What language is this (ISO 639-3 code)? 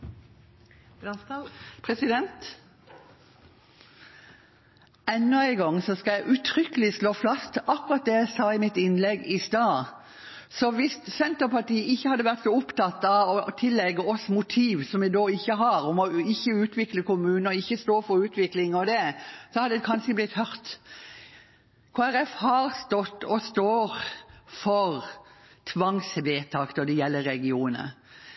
nno